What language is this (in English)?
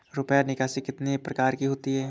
Hindi